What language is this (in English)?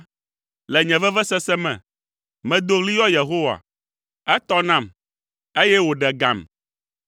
Ewe